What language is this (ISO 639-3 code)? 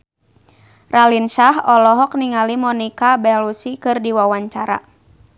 sun